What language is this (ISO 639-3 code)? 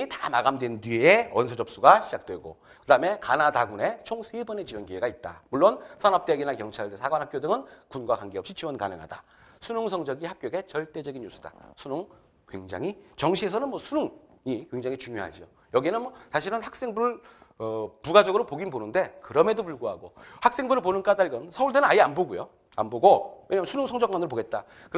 kor